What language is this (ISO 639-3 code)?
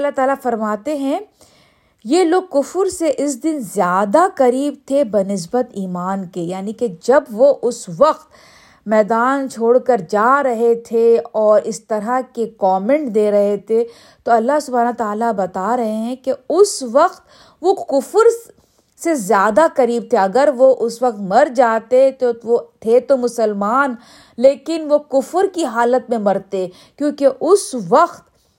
urd